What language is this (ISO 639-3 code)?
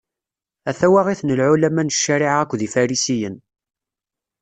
kab